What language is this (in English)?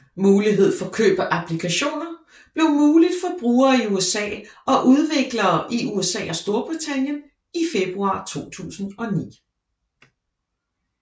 Danish